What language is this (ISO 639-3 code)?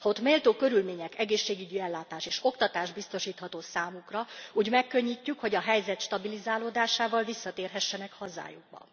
hun